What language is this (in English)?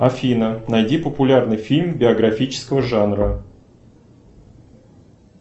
Russian